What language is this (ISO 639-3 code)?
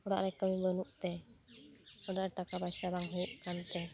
sat